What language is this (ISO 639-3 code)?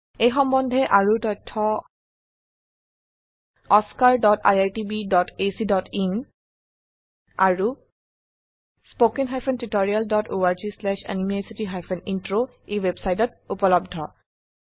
asm